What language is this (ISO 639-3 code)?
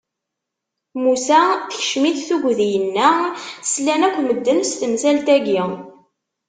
kab